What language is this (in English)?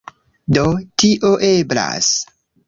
Esperanto